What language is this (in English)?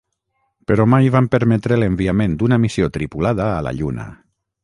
Catalan